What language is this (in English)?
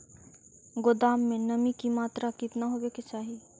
Magahi